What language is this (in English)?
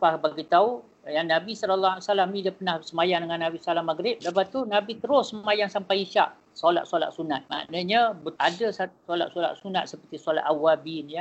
Malay